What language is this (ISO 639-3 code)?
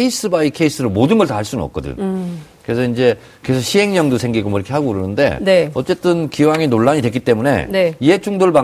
kor